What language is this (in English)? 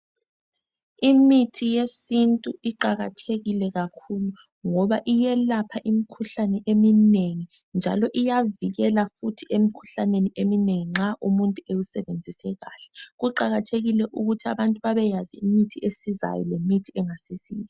North Ndebele